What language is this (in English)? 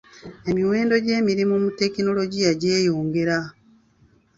Ganda